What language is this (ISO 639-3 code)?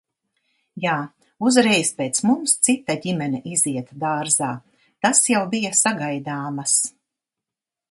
lav